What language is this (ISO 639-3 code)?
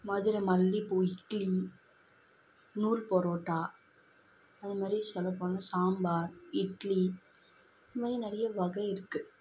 tam